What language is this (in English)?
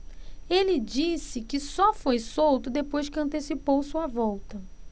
Portuguese